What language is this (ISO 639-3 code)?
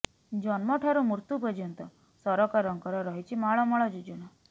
ori